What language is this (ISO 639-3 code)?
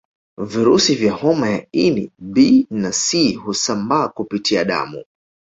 swa